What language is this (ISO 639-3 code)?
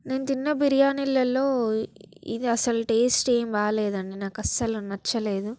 tel